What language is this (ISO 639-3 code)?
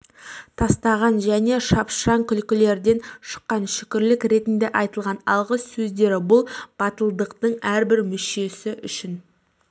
kaz